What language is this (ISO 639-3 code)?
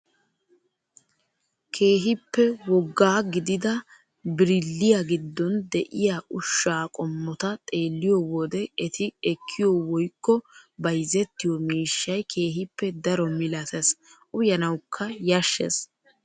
wal